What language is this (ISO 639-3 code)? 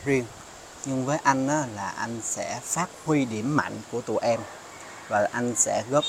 vie